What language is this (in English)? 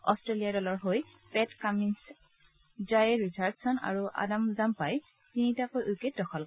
Assamese